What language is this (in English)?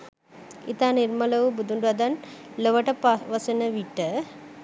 Sinhala